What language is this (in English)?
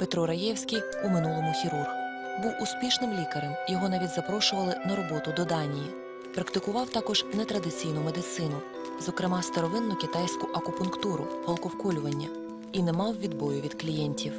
Ukrainian